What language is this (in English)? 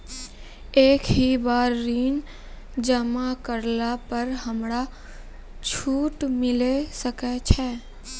Maithili